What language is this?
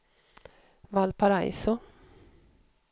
Swedish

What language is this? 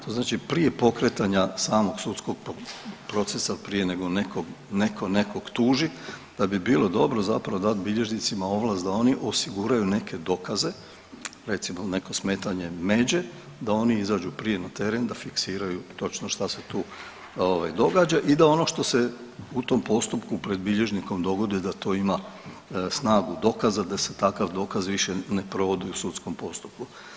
Croatian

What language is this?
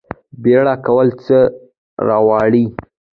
Pashto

